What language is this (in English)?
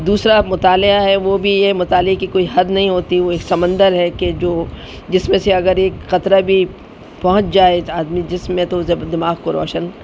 Urdu